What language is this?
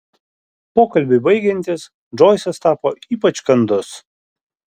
Lithuanian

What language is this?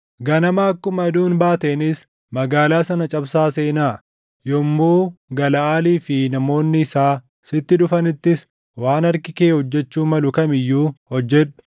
Oromo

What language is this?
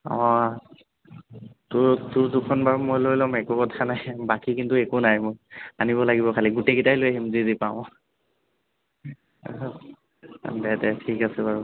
Assamese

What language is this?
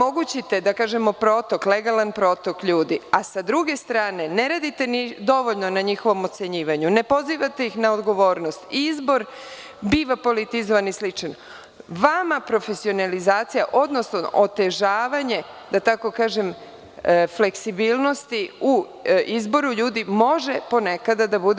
Serbian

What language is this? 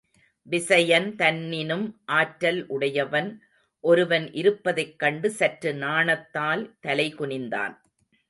Tamil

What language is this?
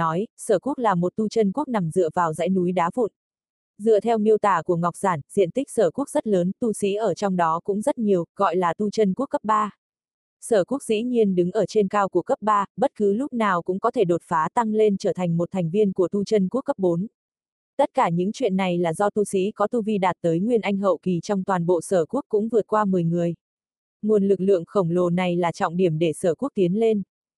Vietnamese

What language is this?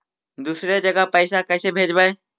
Magahi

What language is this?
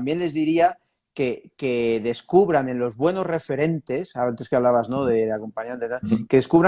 Spanish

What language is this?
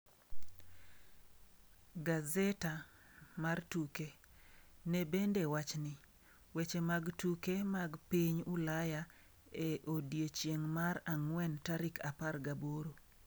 Luo (Kenya and Tanzania)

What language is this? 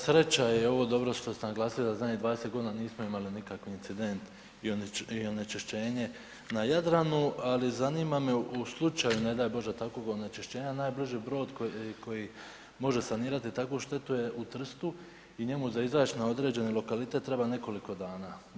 Croatian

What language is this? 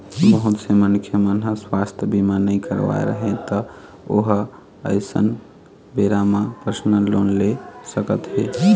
Chhattisgarhi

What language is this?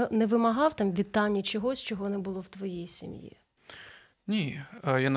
Ukrainian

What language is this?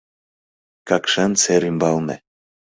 Mari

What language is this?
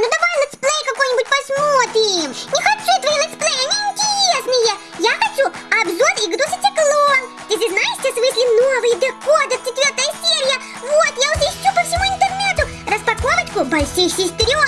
Russian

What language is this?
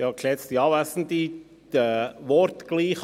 Swiss German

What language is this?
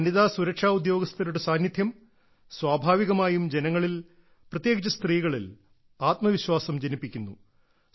Malayalam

